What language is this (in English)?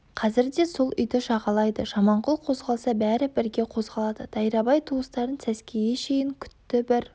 Kazakh